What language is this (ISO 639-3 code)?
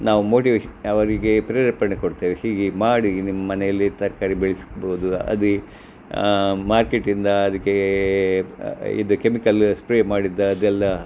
kan